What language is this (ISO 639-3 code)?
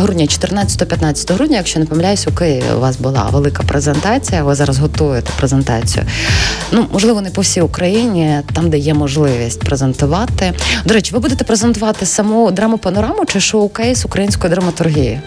ukr